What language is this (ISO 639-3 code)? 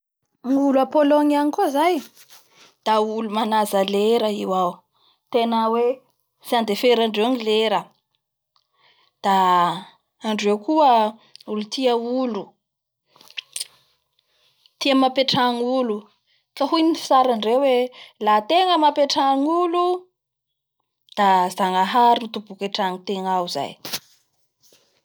bhr